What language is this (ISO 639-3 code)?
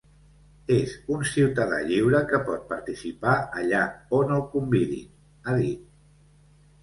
cat